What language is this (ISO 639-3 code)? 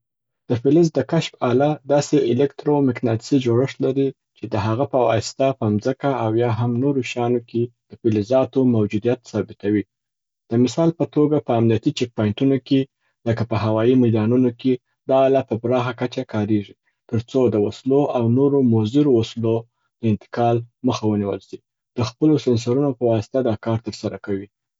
pbt